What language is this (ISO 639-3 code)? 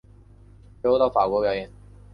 zho